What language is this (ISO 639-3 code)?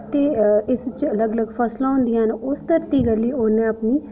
doi